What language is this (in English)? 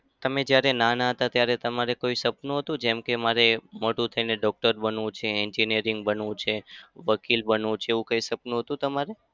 Gujarati